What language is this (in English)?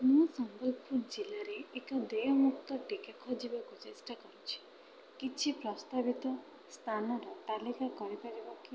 Odia